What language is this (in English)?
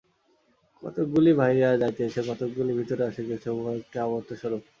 Bangla